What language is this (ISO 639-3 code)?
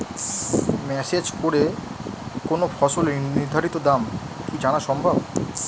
ben